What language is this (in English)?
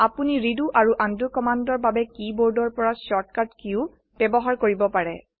Assamese